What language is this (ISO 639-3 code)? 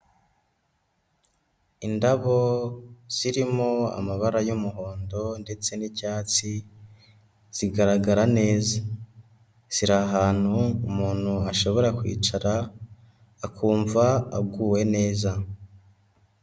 kin